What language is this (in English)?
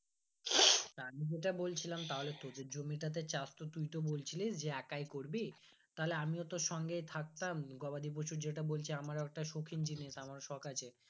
Bangla